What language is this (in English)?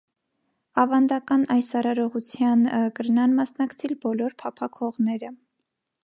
Armenian